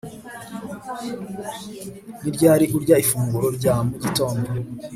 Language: Kinyarwanda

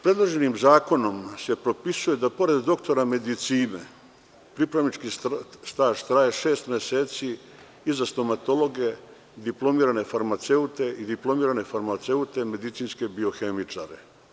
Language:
Serbian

